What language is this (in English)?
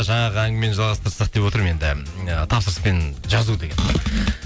Kazakh